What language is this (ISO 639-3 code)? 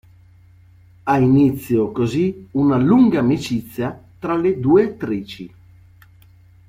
ita